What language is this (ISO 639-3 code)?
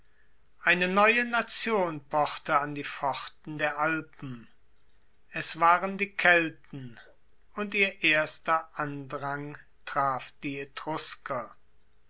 deu